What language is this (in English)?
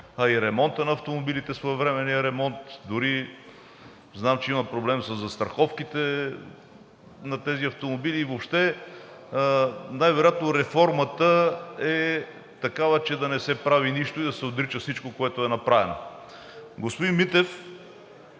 Bulgarian